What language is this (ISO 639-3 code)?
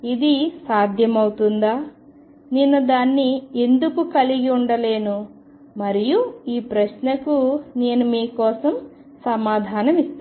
tel